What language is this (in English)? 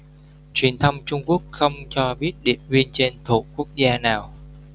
Vietnamese